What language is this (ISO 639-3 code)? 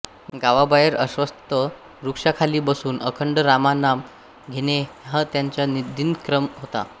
mar